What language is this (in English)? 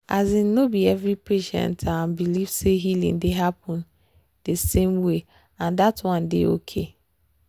Nigerian Pidgin